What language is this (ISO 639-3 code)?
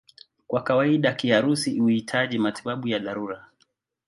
swa